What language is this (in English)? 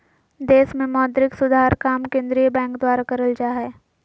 Magahi